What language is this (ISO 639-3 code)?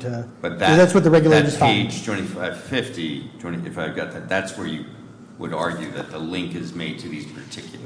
eng